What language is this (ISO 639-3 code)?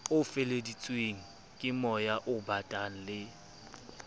sot